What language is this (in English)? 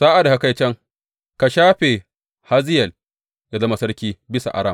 Hausa